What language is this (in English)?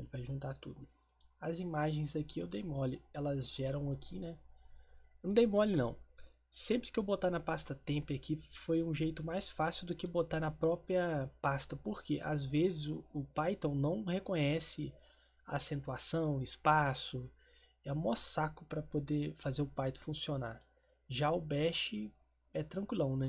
Portuguese